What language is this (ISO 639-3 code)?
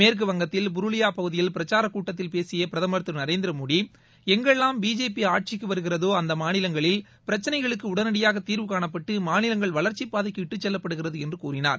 tam